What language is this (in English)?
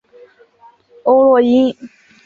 Chinese